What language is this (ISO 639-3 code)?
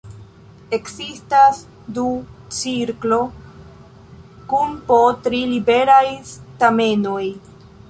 epo